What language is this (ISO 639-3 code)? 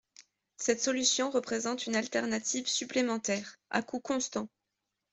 fra